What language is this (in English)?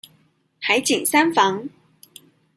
Chinese